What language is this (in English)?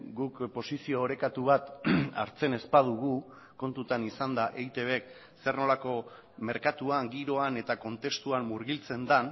Basque